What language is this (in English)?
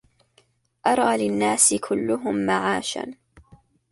Arabic